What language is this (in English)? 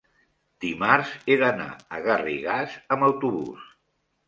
Catalan